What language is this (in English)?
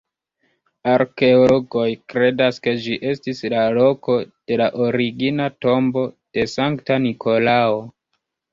Esperanto